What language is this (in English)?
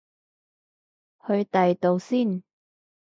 Cantonese